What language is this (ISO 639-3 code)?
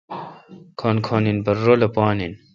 xka